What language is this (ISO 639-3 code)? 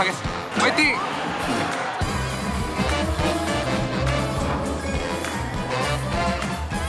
kor